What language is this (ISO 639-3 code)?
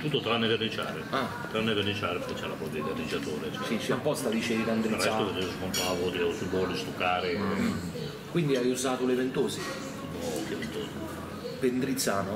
ita